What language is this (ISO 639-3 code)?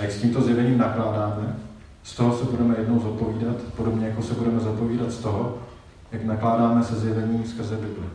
ces